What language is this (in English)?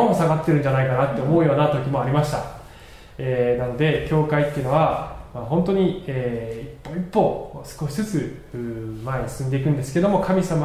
Japanese